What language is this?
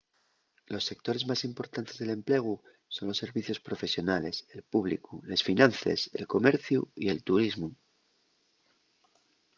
Asturian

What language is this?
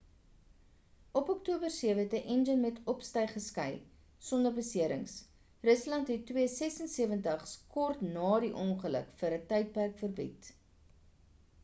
Afrikaans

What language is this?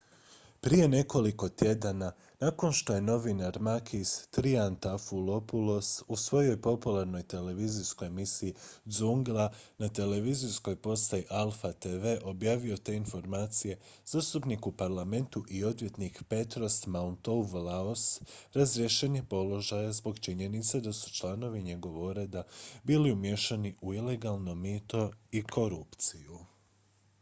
Croatian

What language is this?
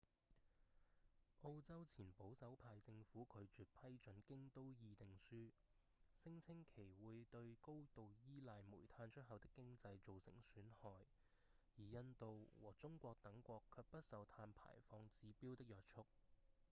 Cantonese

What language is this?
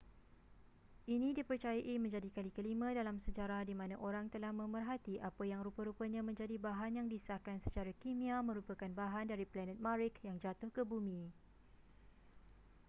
Malay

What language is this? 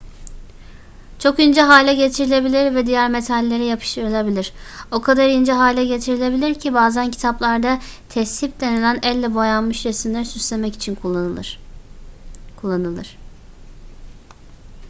Turkish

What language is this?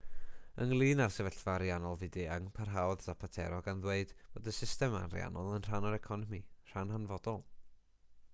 Welsh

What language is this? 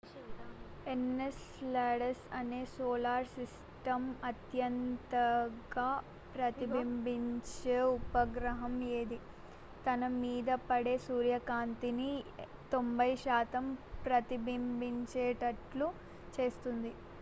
Telugu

